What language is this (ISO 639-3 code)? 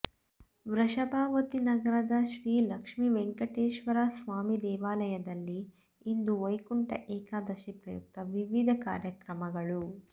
kan